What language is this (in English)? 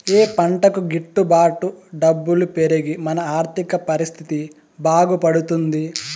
Telugu